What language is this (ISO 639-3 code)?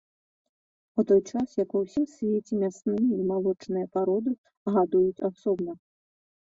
bel